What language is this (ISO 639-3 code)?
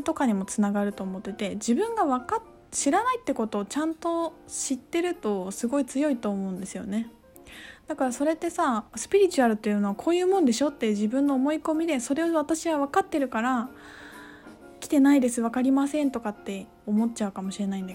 jpn